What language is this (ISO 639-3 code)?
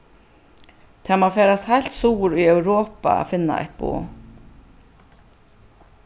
fao